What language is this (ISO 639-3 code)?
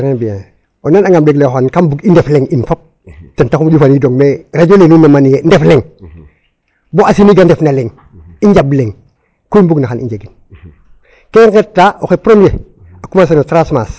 srr